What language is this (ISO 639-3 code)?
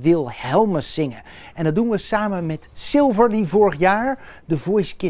nld